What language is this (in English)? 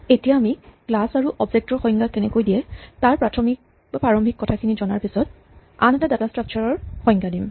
Assamese